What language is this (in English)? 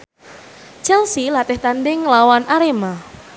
Javanese